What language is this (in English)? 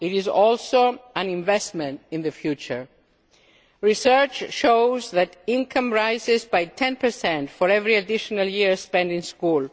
English